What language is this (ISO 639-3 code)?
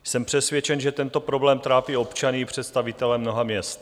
ces